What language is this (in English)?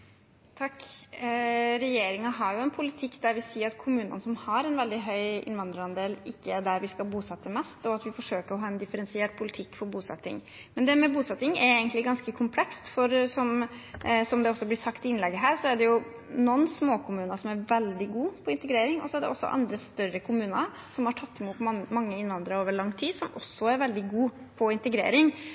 Norwegian Bokmål